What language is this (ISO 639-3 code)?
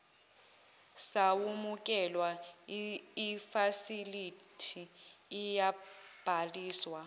zul